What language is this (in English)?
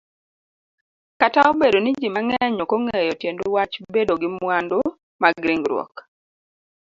Luo (Kenya and Tanzania)